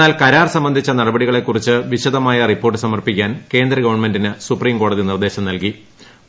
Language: Malayalam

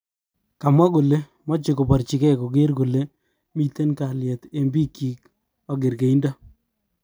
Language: Kalenjin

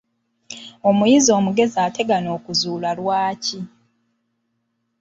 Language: Ganda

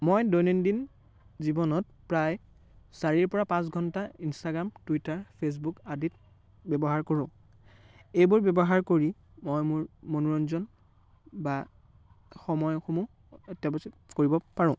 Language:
Assamese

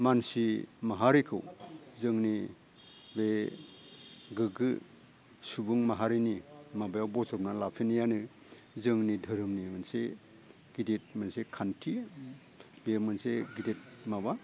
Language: Bodo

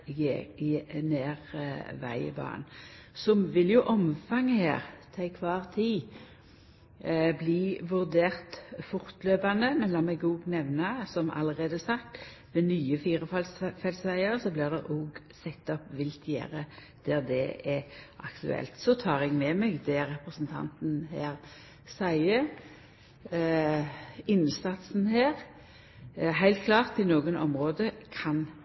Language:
Norwegian Nynorsk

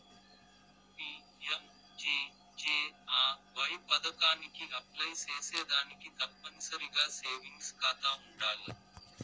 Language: Telugu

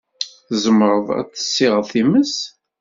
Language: Kabyle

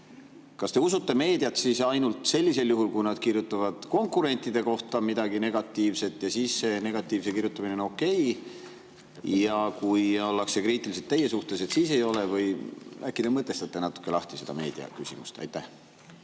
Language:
Estonian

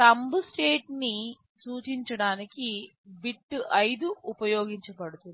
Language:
Telugu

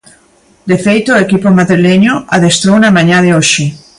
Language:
Galician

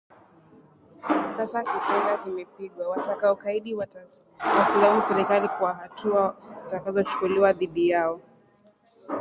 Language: Swahili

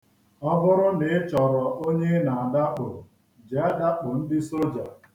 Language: Igbo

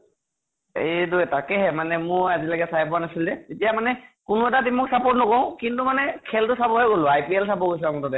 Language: Assamese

